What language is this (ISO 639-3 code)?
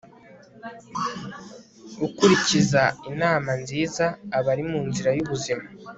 kin